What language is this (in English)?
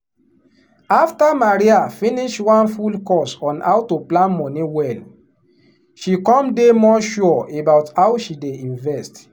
Nigerian Pidgin